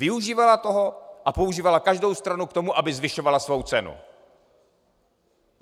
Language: Czech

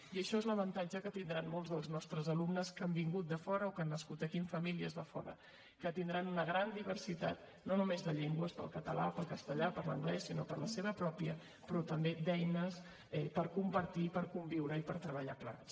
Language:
Catalan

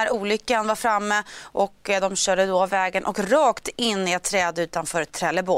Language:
Swedish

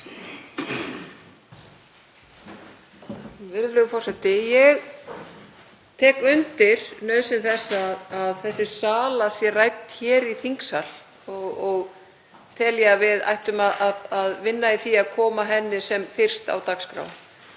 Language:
Icelandic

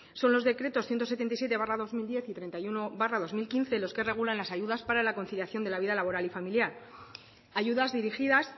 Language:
Spanish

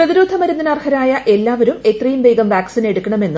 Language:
Malayalam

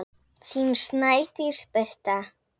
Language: Icelandic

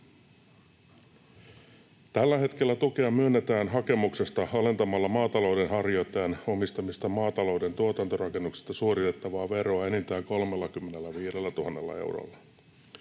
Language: Finnish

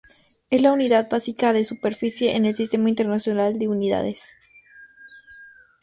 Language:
Spanish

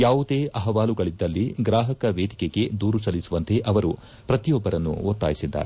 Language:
Kannada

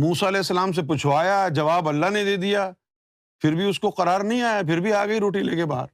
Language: Urdu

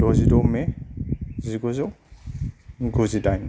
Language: Bodo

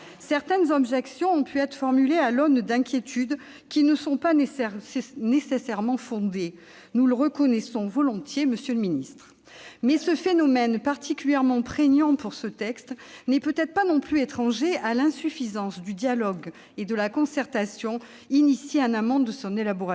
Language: French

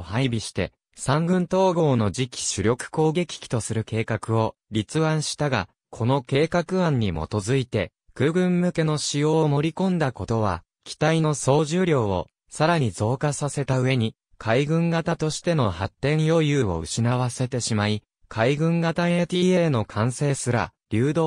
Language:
Japanese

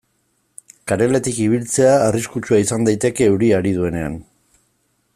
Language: Basque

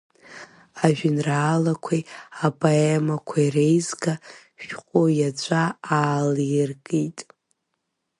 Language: Abkhazian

